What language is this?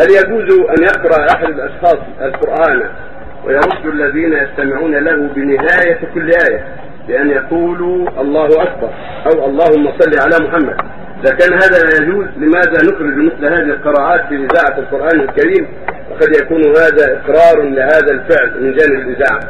Arabic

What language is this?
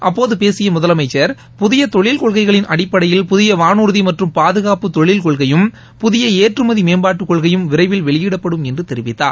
Tamil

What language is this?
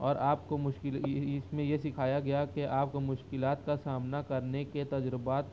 Urdu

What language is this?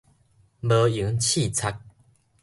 Min Nan Chinese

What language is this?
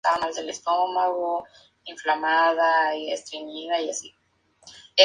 Spanish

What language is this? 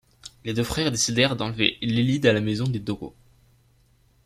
French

